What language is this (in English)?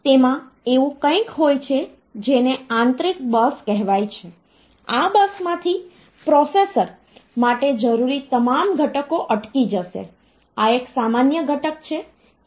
Gujarati